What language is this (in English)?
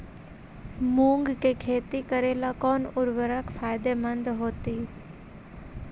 Magahi